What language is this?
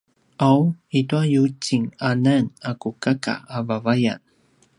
Paiwan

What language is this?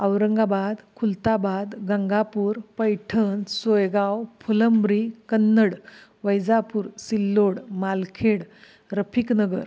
Marathi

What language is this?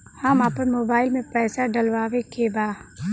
Bhojpuri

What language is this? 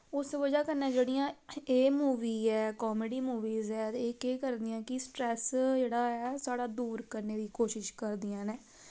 Dogri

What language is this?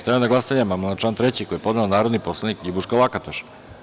Serbian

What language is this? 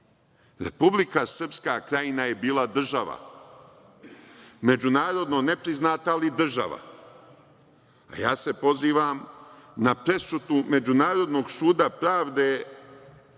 Serbian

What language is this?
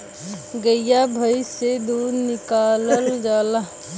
Bhojpuri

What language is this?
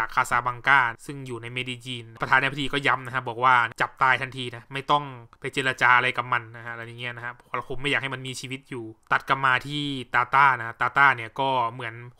Thai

